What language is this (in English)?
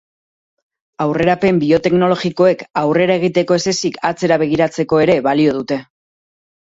Basque